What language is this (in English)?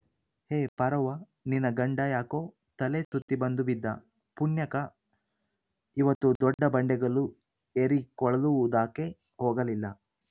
Kannada